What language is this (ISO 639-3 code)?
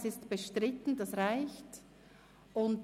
gsw